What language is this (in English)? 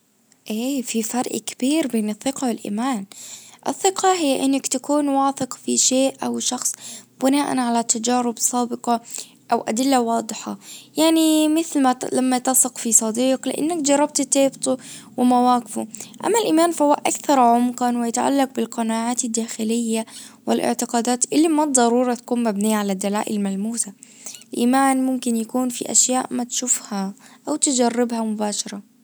Najdi Arabic